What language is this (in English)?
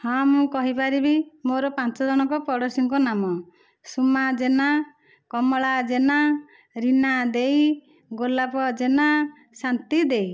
Odia